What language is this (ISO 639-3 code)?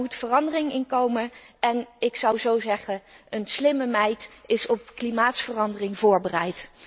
nld